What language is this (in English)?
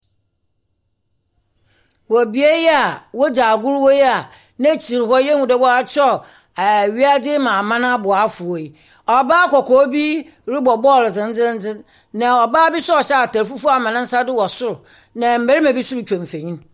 Akan